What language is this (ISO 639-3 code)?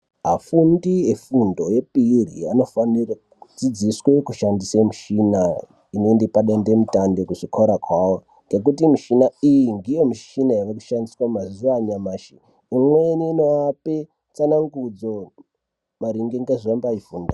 ndc